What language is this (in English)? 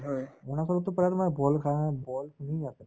Assamese